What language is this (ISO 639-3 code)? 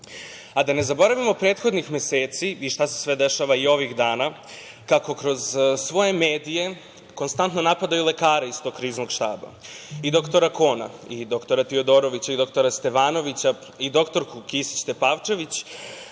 srp